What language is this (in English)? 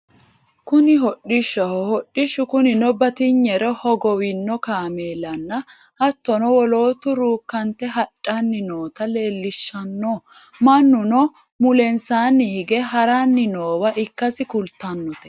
Sidamo